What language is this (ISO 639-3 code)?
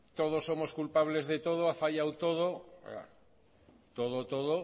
spa